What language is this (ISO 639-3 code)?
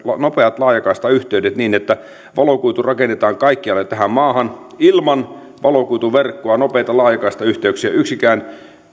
fin